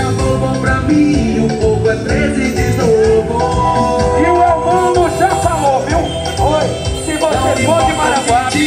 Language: Portuguese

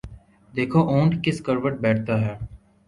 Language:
Urdu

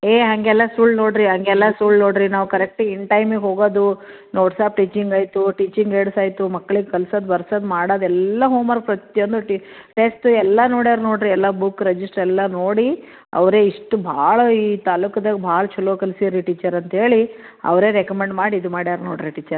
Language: Kannada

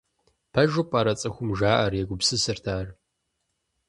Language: Kabardian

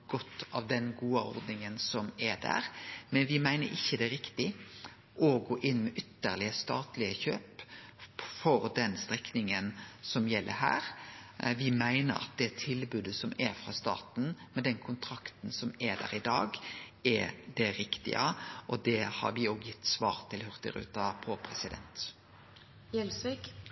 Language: Norwegian Nynorsk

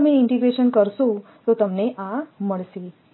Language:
Gujarati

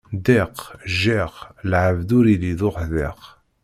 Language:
Kabyle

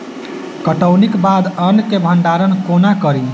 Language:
Maithili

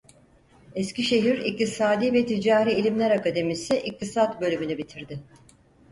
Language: Turkish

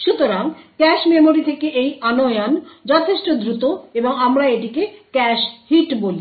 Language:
Bangla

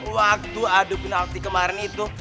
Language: Indonesian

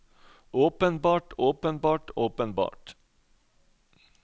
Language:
Norwegian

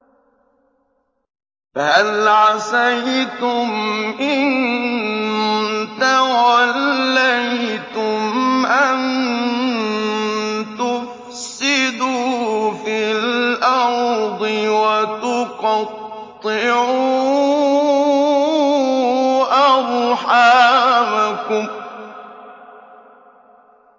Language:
Arabic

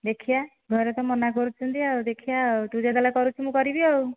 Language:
Odia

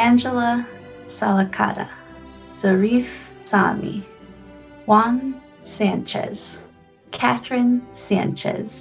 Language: English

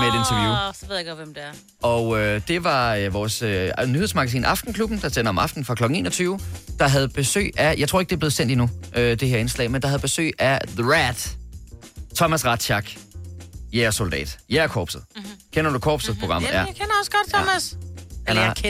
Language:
Danish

